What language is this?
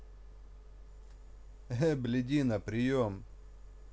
Russian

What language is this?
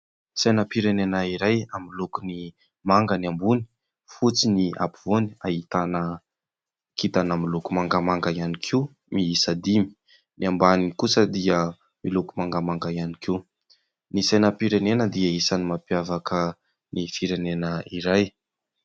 Malagasy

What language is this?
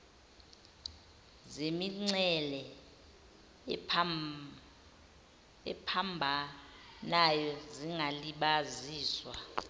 Zulu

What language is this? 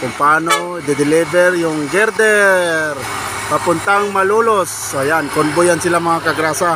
Filipino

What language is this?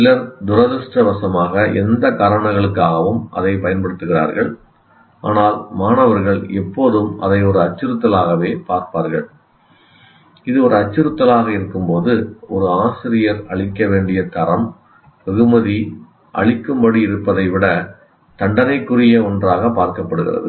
Tamil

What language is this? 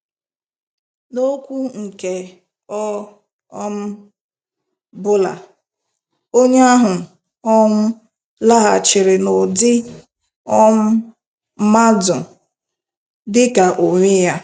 Igbo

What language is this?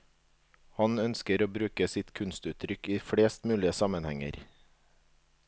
Norwegian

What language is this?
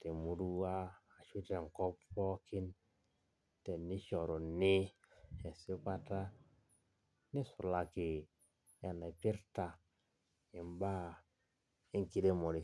Masai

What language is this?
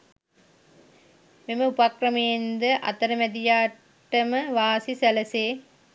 Sinhala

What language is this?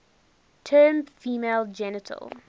English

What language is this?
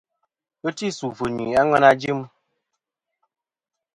Kom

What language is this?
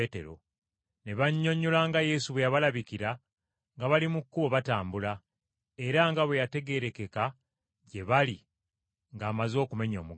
Ganda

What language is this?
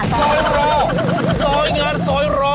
Thai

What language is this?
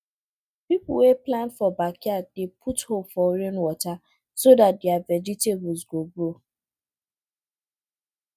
Nigerian Pidgin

